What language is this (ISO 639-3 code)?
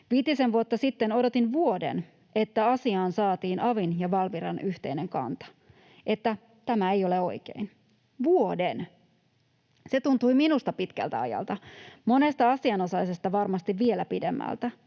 fin